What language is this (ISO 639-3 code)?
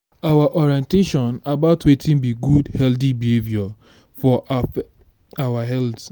pcm